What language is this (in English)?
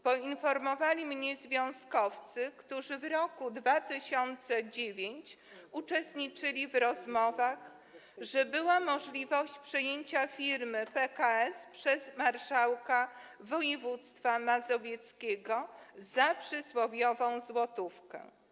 Polish